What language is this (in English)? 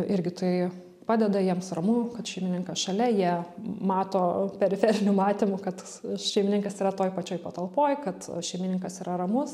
Lithuanian